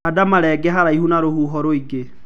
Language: Kikuyu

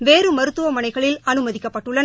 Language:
Tamil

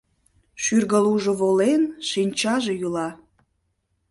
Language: Mari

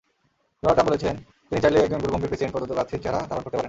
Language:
Bangla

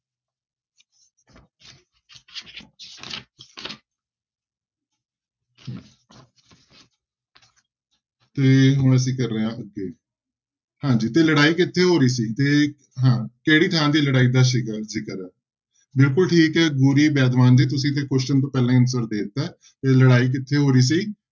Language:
Punjabi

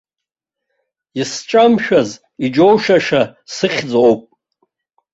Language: Abkhazian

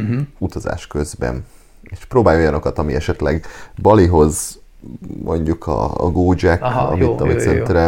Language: Hungarian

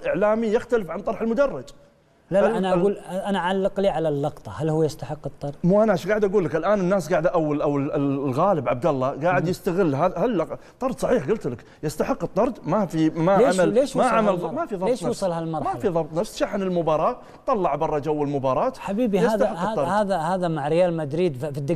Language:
Arabic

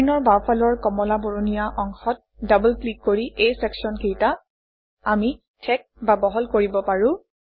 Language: Assamese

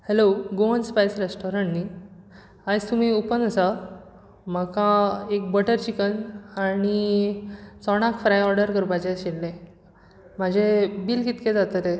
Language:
Konkani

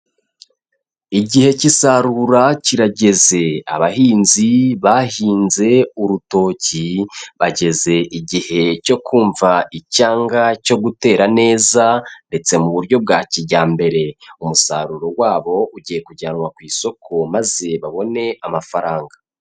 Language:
Kinyarwanda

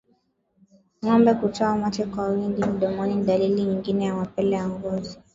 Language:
Swahili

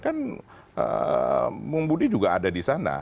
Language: Indonesian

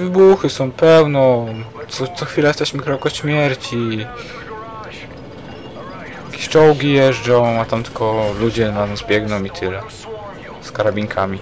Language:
Polish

